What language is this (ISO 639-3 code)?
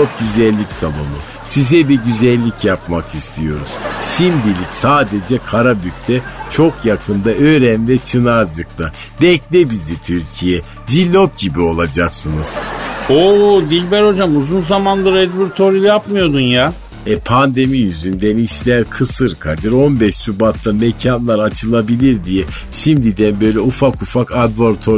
tur